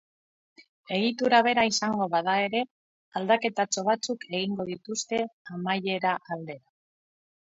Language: Basque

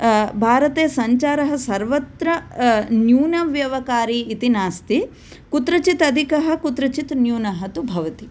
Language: Sanskrit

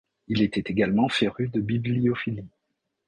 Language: French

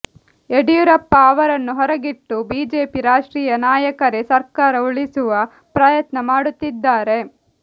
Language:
Kannada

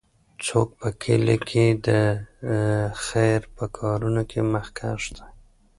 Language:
Pashto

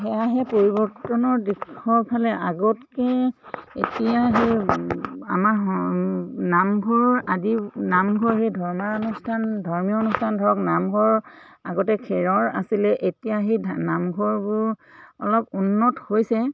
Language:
Assamese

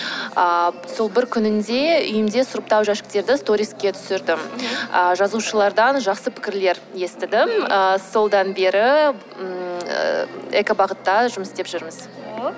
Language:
Kazakh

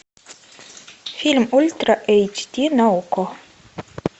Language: Russian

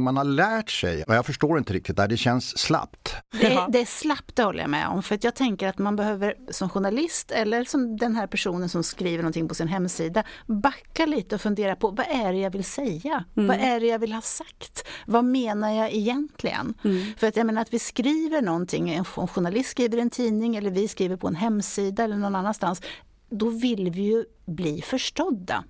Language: Swedish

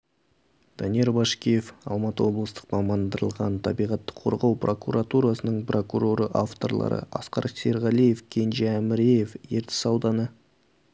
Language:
Kazakh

